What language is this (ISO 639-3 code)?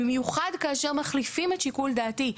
heb